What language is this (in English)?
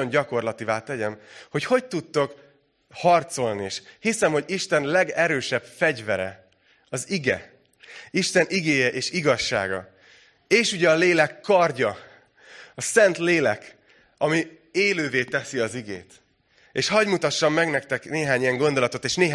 Hungarian